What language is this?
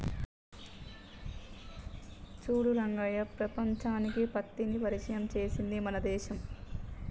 Telugu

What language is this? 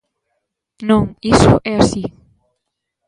Galician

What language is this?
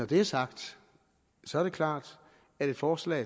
Danish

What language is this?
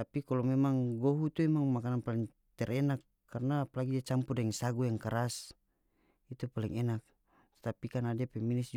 North Moluccan Malay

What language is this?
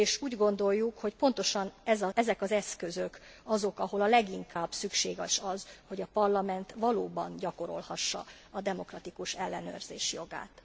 Hungarian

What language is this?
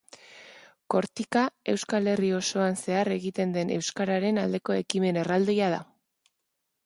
Basque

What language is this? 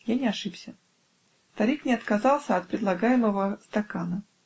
Russian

